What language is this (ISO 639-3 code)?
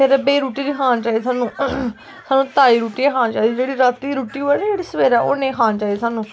doi